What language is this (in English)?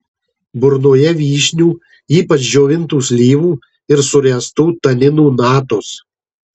Lithuanian